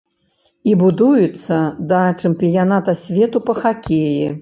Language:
Belarusian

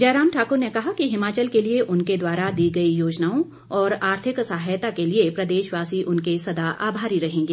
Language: Hindi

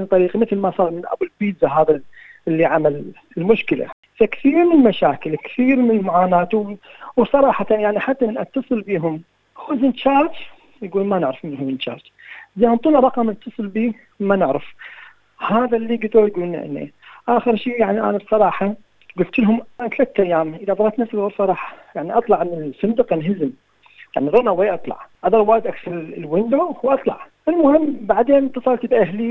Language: Arabic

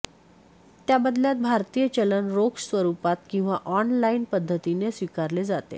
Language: Marathi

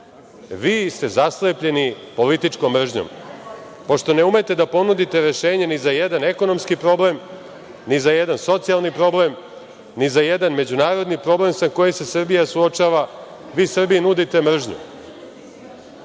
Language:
Serbian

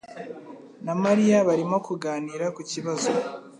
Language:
Kinyarwanda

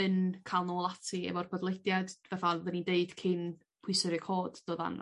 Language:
Welsh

